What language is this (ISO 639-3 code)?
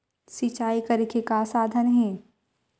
hne